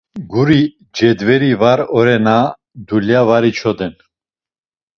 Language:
Laz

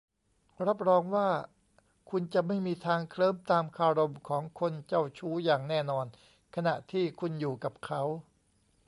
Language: Thai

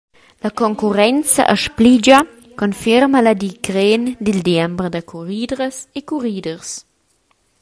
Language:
Romansh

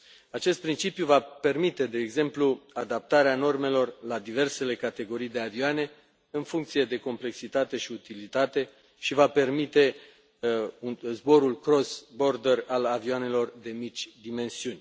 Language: Romanian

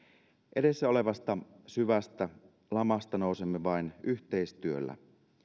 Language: Finnish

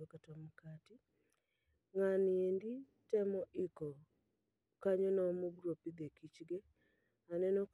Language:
Luo (Kenya and Tanzania)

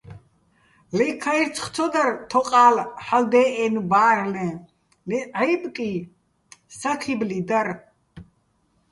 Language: Bats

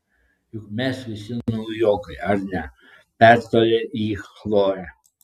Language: Lithuanian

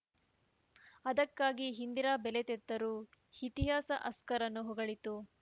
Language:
Kannada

